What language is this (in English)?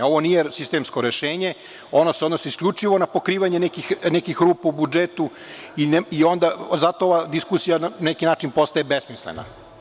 Serbian